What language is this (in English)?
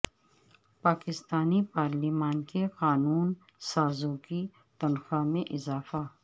Urdu